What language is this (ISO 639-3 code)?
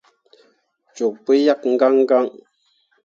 mua